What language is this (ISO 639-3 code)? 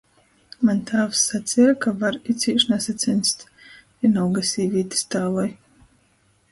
ltg